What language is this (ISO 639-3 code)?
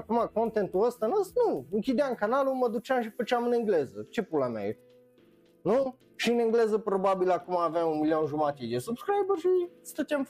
ron